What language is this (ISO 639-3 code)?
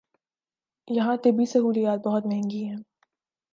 urd